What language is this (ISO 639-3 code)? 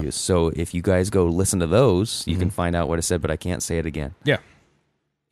eng